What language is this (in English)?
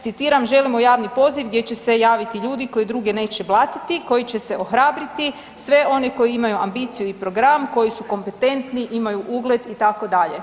Croatian